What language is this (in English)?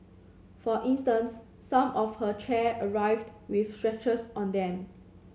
English